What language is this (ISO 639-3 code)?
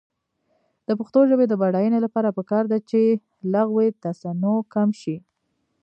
pus